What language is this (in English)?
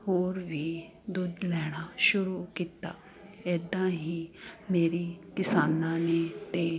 Punjabi